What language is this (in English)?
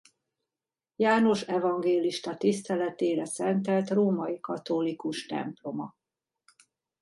Hungarian